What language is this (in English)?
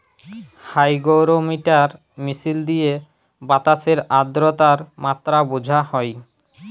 Bangla